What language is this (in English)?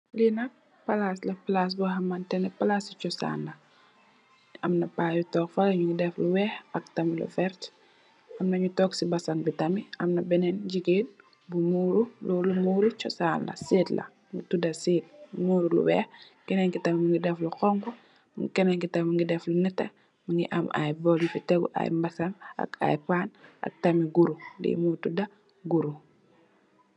Wolof